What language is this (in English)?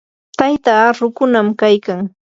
Yanahuanca Pasco Quechua